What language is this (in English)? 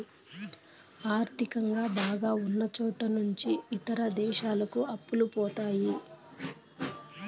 Telugu